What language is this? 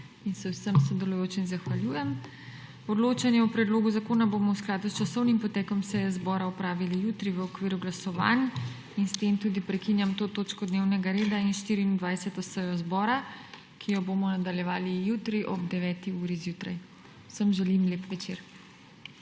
Slovenian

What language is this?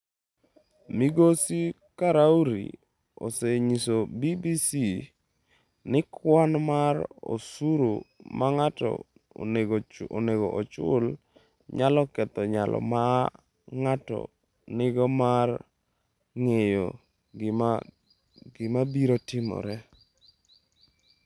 Luo (Kenya and Tanzania)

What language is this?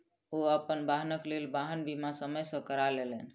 Maithili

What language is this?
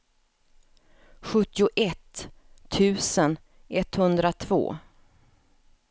Swedish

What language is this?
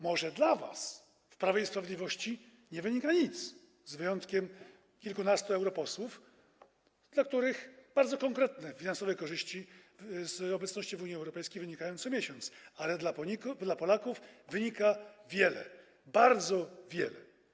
Polish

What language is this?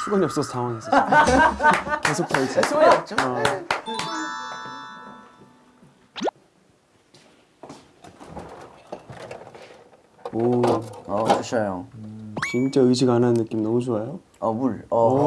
Korean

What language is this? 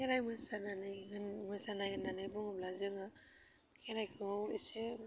Bodo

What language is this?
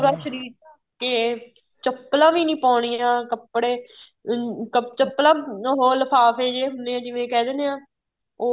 Punjabi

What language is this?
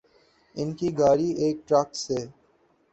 Urdu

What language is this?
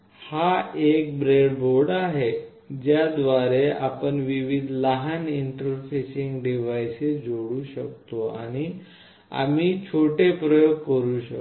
Marathi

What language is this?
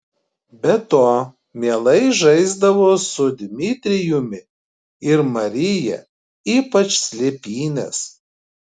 Lithuanian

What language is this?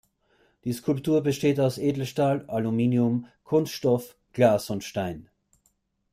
German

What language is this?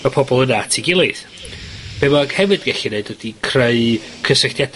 Welsh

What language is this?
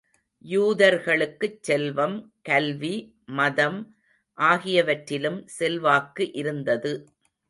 Tamil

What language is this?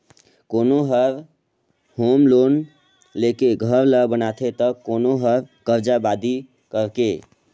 Chhattisgarhi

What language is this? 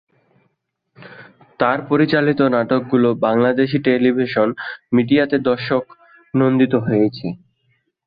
Bangla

